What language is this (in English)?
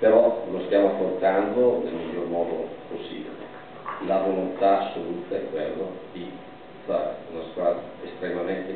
Italian